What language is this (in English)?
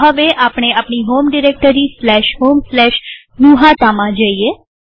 Gujarati